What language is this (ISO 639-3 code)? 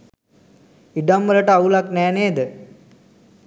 sin